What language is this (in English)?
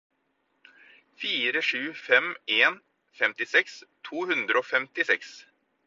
Norwegian Bokmål